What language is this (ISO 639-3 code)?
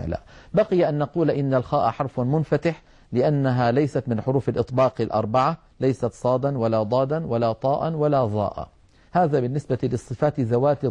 ara